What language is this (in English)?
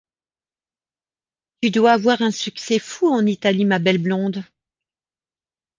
French